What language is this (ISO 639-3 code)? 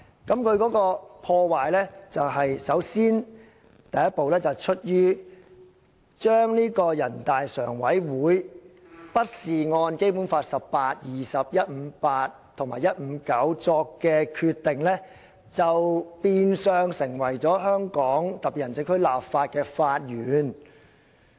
yue